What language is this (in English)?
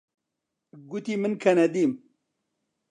Central Kurdish